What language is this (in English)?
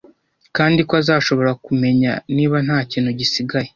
Kinyarwanda